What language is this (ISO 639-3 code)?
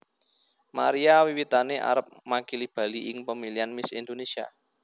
jav